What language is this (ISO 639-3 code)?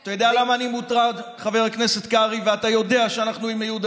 heb